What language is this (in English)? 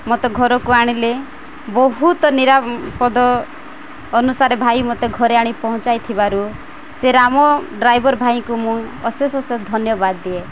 Odia